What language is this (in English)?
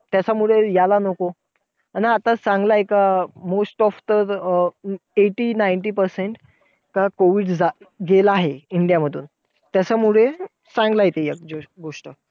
Marathi